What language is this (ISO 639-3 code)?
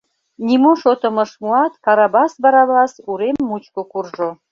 chm